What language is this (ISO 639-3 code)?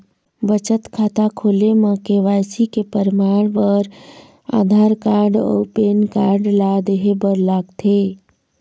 hne